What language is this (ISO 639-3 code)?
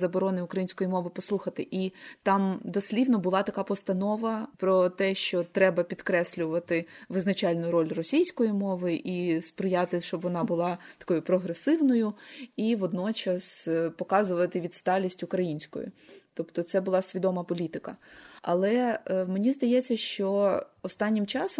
ukr